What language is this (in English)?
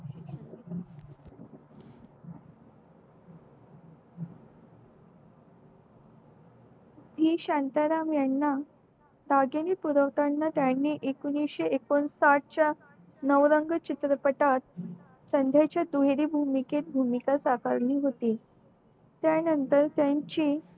Marathi